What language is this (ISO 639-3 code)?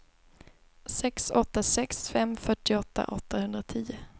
swe